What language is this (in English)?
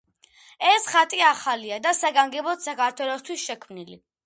Georgian